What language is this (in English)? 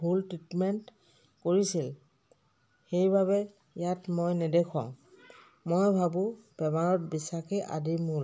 Assamese